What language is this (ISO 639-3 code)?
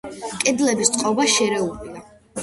kat